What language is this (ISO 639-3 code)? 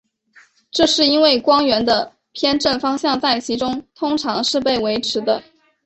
zho